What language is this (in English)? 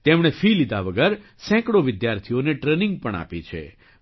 Gujarati